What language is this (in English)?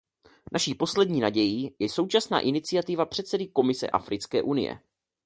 Czech